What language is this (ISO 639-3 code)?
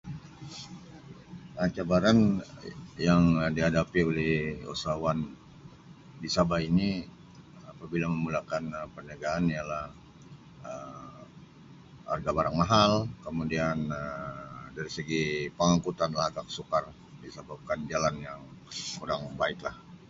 msi